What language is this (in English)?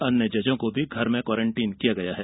Hindi